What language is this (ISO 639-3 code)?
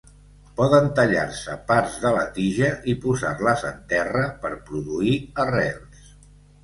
cat